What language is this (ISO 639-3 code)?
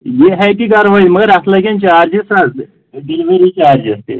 kas